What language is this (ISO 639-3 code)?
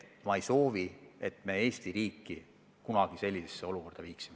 est